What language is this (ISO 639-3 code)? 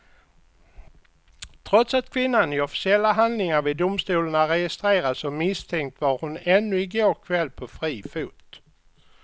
swe